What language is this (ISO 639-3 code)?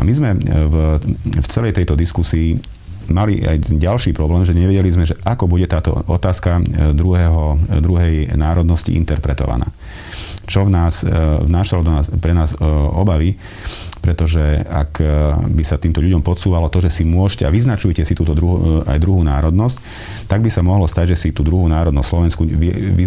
slk